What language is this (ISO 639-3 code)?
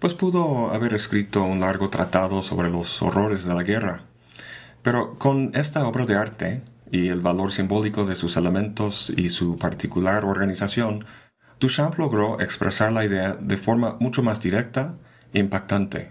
spa